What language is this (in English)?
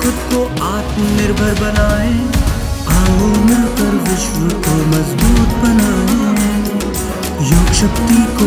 Kannada